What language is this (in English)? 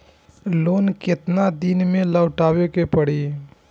Bhojpuri